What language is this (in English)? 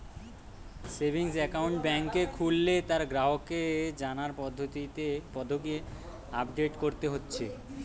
Bangla